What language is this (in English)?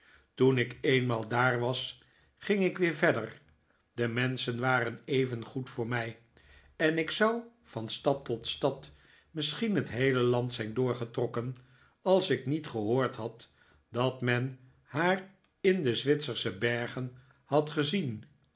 Dutch